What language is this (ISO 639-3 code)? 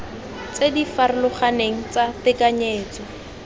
tsn